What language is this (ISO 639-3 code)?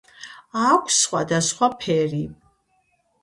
kat